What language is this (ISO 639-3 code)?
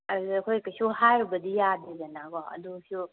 mni